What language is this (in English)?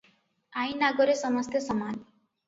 Odia